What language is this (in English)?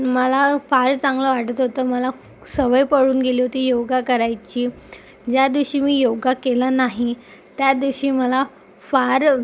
Marathi